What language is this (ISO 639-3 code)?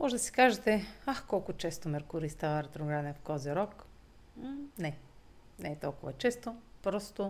bul